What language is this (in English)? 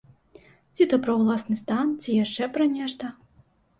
Belarusian